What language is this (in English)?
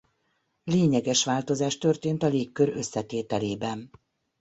Hungarian